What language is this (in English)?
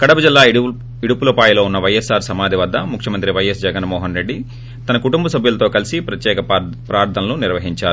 Telugu